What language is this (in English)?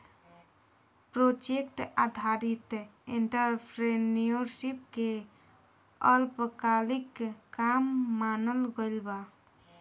Bhojpuri